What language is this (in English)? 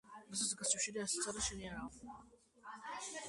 Georgian